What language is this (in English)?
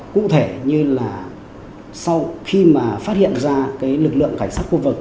Vietnamese